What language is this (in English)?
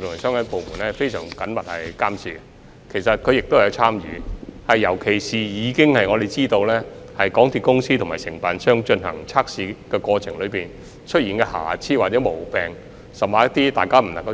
Cantonese